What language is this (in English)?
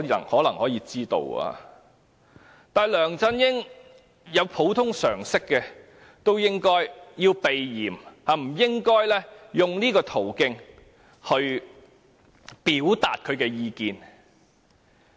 Cantonese